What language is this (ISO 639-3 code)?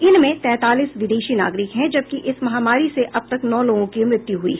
hin